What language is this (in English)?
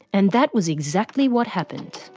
English